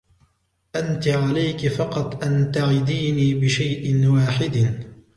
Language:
Arabic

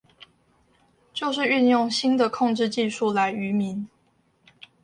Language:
Chinese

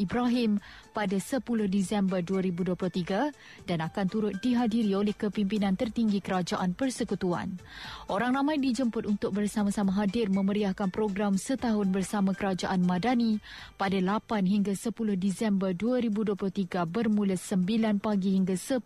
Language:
Malay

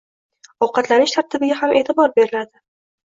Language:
Uzbek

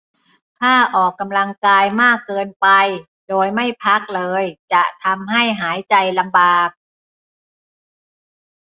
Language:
Thai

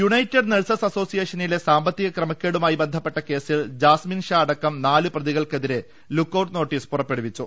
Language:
Malayalam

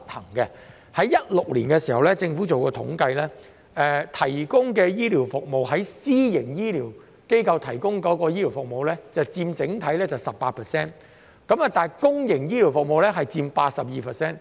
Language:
Cantonese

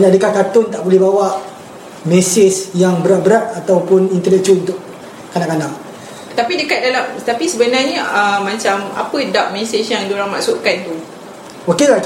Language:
Malay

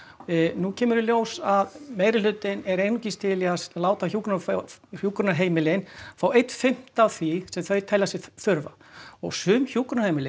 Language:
Icelandic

